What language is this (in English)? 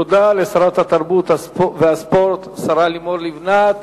Hebrew